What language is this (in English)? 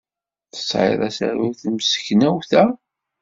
Kabyle